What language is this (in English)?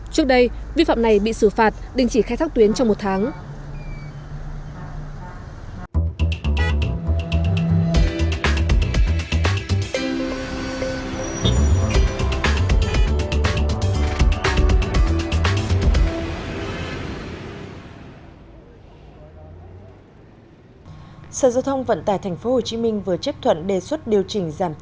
Vietnamese